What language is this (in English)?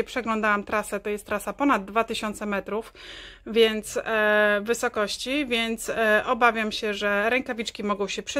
Polish